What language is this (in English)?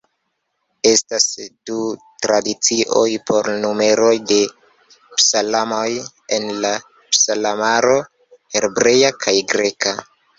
Esperanto